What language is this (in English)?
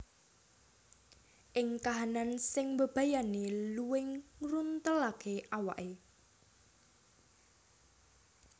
Javanese